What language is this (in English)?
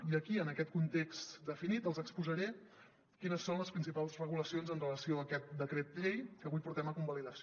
Catalan